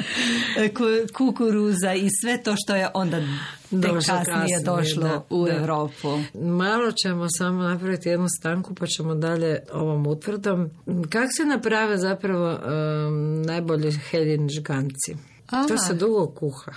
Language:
Croatian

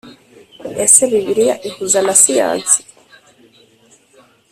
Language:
Kinyarwanda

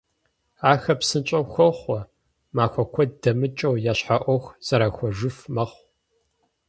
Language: Kabardian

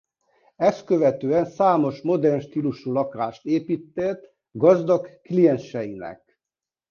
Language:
Hungarian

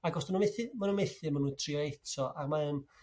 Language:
Welsh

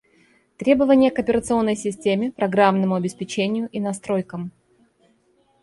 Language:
Russian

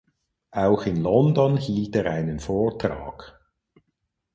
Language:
German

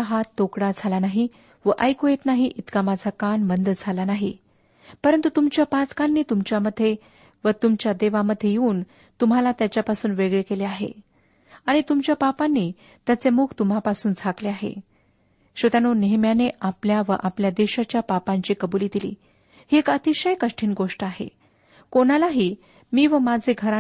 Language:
Marathi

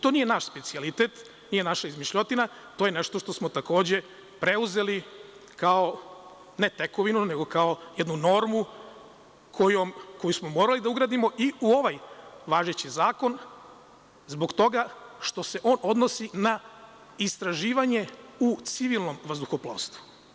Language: Serbian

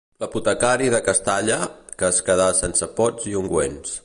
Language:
Catalan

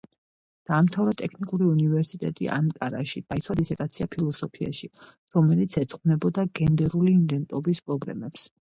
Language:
Georgian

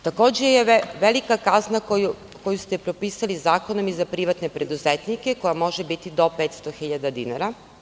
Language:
Serbian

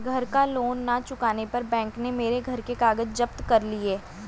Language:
Hindi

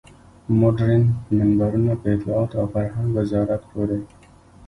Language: Pashto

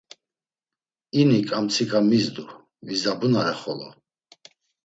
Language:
Laz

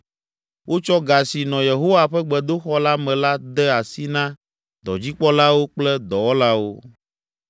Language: Ewe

